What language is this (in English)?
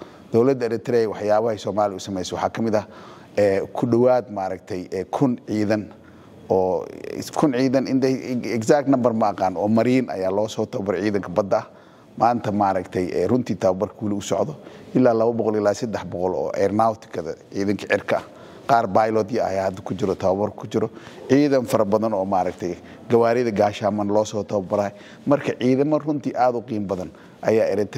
Arabic